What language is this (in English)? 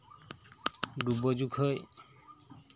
Santali